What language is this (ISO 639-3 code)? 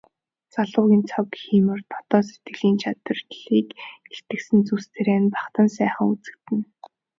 mon